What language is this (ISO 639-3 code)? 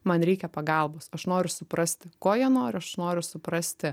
lit